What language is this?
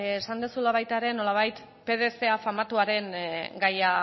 Basque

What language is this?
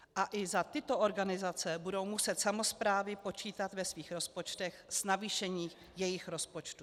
Czech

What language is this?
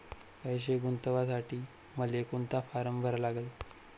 Marathi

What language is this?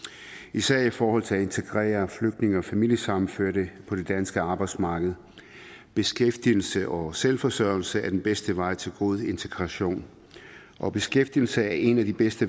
Danish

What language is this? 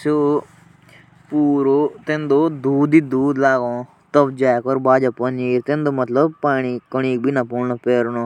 Jaunsari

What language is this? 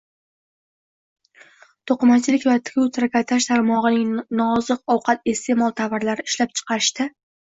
Uzbek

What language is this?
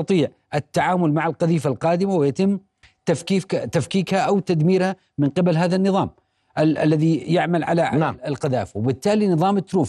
Arabic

